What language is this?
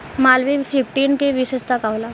Bhojpuri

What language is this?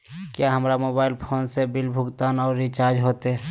Magahi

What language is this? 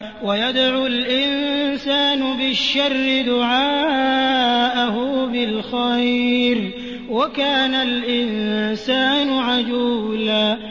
Arabic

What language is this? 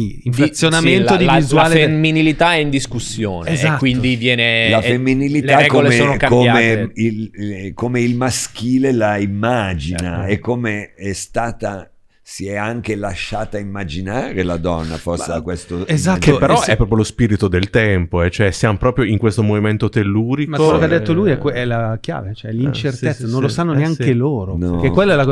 Italian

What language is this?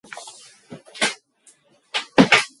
Mongolian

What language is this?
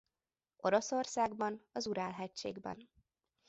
Hungarian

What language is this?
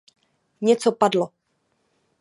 Czech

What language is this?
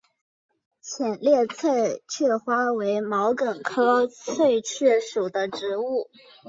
Chinese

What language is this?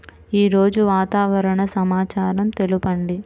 Telugu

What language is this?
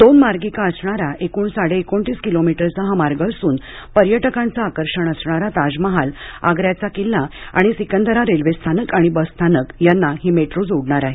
Marathi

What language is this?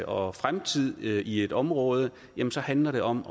Danish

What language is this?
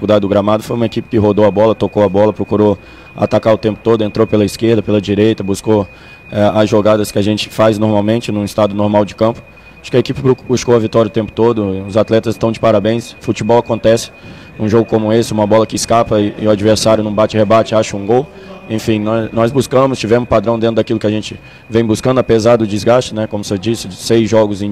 Portuguese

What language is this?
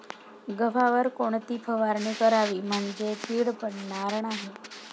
Marathi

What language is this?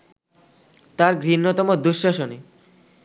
Bangla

